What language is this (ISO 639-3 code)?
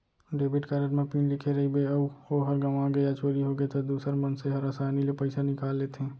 hne